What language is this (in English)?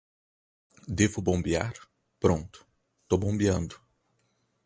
Portuguese